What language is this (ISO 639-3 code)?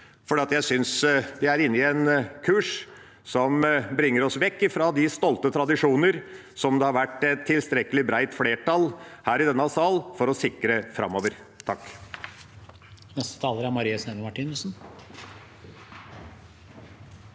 nor